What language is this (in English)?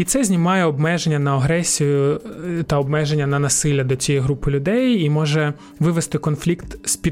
Ukrainian